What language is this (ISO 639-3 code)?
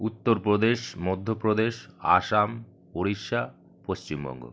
ben